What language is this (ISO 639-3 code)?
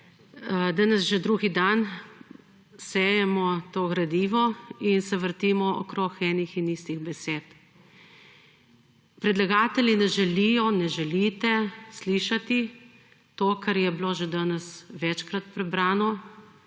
slv